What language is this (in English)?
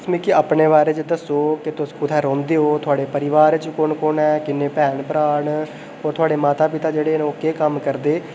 Dogri